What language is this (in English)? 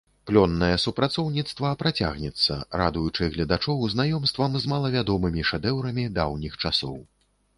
Belarusian